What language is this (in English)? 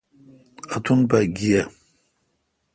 Kalkoti